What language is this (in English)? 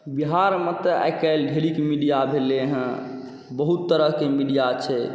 Maithili